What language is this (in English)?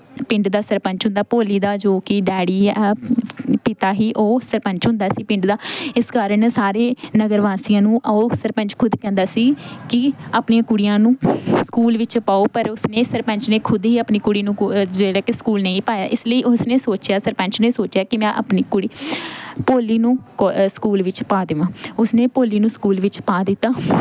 Punjabi